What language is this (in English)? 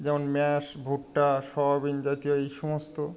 Bangla